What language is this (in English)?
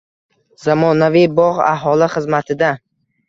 Uzbek